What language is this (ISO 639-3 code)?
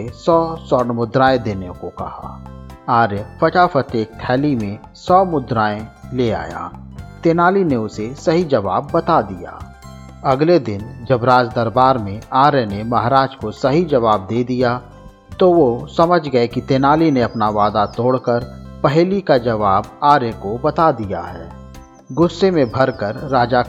hin